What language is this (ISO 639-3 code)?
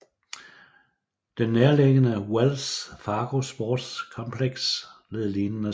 dan